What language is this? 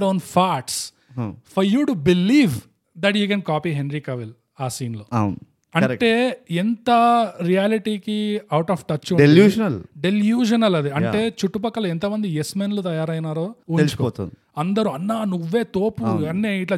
Telugu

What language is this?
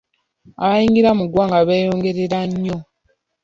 Ganda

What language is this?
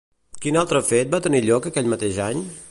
Catalan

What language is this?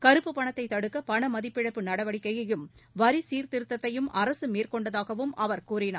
Tamil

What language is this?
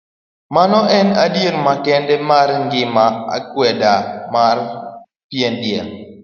Luo (Kenya and Tanzania)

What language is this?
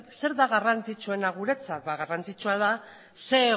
Basque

